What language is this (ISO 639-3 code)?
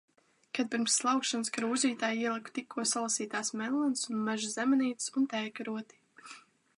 lav